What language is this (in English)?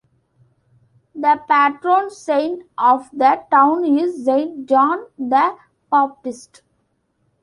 English